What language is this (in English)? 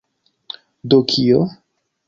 Esperanto